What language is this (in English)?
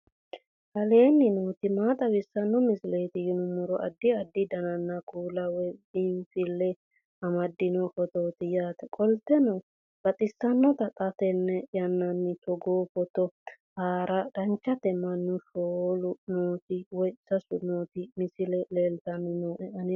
Sidamo